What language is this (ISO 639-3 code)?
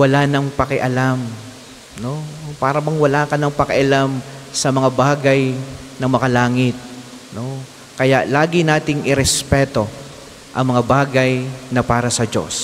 fil